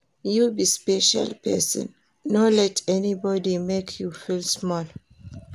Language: Nigerian Pidgin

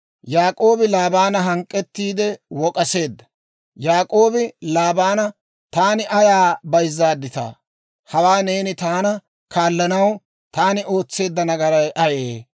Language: Dawro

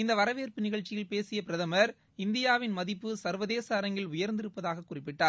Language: Tamil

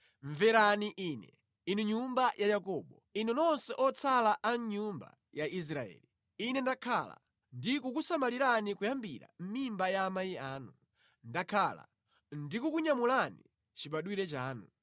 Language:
Nyanja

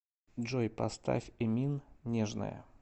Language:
Russian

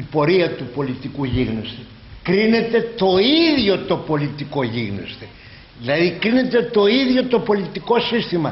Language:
Greek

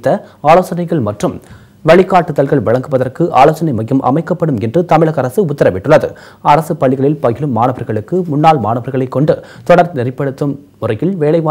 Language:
Italian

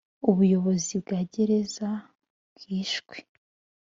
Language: Kinyarwanda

